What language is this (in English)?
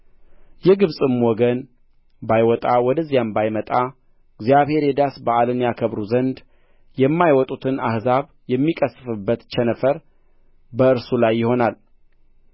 Amharic